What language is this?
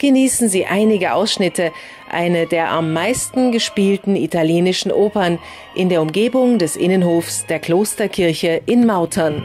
German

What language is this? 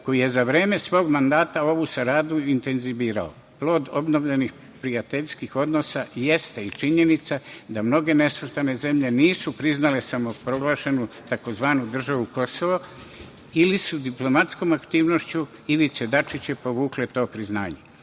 Serbian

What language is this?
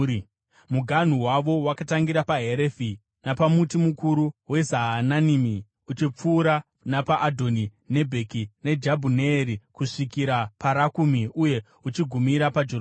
Shona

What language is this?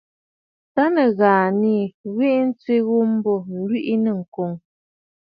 Bafut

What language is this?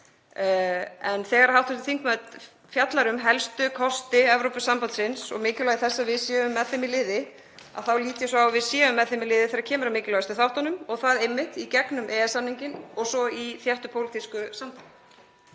Icelandic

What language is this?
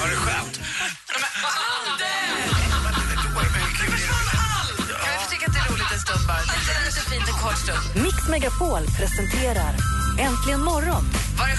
Swedish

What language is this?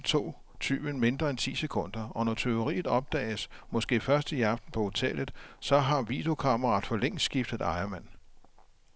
Danish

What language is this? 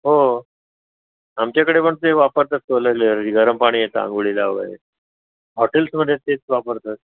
Marathi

